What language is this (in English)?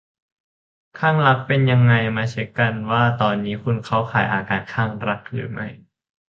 Thai